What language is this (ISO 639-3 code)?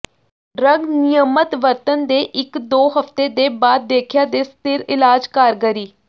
pan